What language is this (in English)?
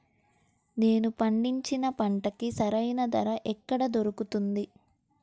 Telugu